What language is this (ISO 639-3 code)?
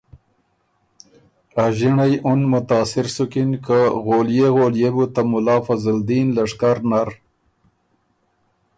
oru